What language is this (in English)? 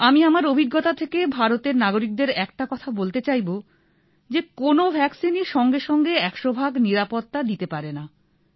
Bangla